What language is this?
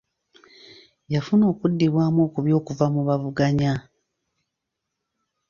Ganda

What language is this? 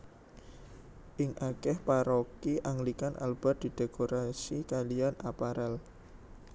Javanese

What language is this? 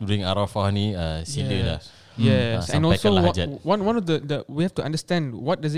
Malay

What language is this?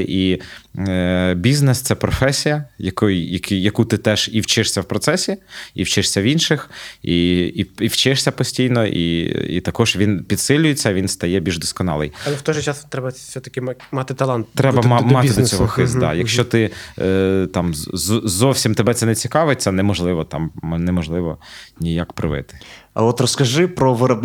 Ukrainian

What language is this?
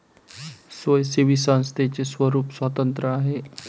Marathi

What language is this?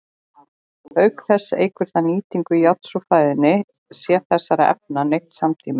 Icelandic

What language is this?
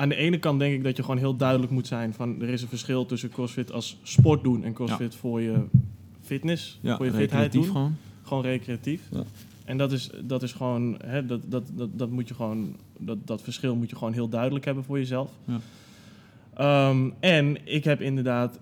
Dutch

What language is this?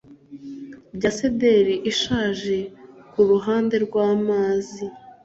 Kinyarwanda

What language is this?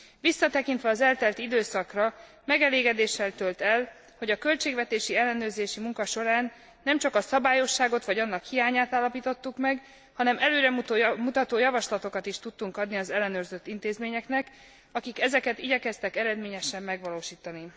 Hungarian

